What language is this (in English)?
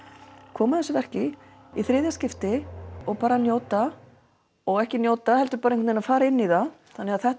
Icelandic